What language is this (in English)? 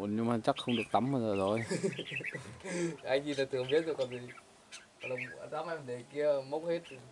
Vietnamese